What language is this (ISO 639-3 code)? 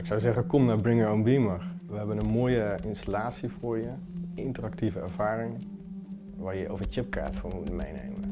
nld